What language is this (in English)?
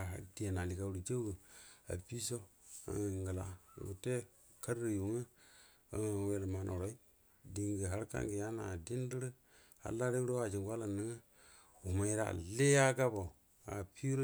Buduma